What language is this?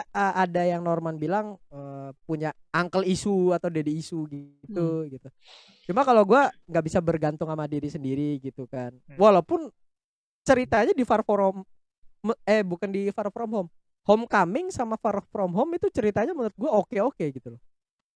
Indonesian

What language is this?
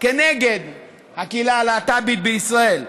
Hebrew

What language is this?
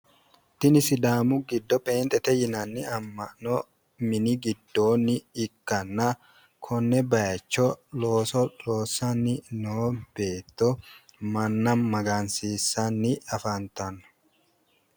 Sidamo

